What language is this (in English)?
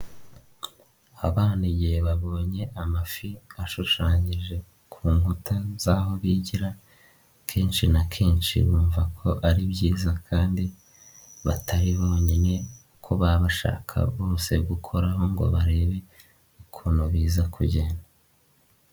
Kinyarwanda